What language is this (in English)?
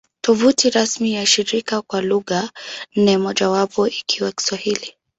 Swahili